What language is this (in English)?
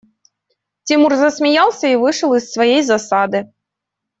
Russian